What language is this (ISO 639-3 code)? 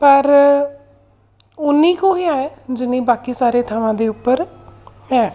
pan